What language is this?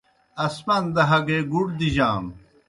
Kohistani Shina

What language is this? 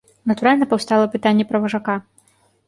Belarusian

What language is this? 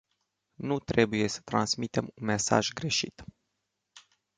Romanian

